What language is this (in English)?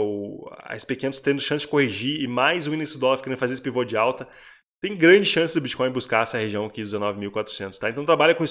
Portuguese